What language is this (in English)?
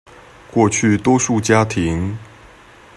Chinese